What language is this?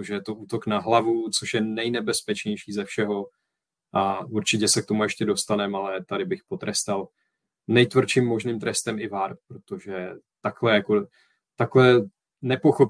Czech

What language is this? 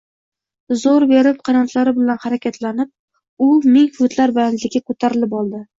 Uzbek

